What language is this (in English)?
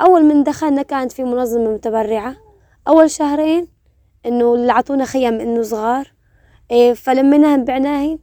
Arabic